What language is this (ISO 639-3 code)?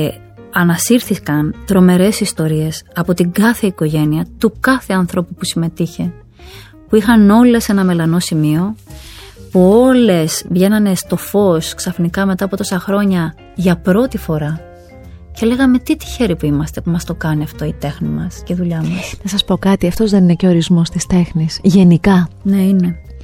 ell